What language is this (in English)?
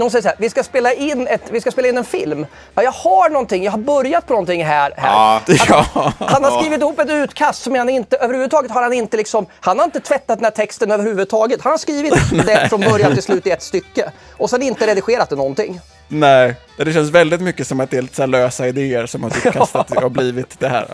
Swedish